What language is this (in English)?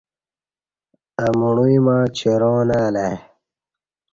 Kati